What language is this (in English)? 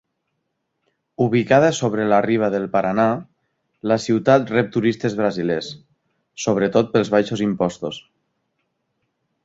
Catalan